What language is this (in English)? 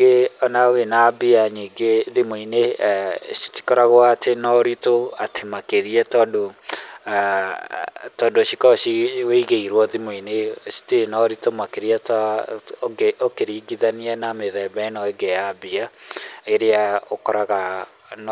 Kikuyu